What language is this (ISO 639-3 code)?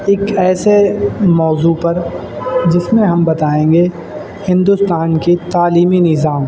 urd